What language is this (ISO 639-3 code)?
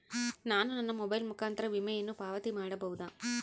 kan